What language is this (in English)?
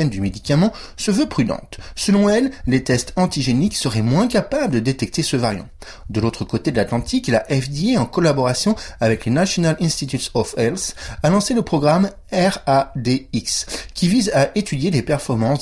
French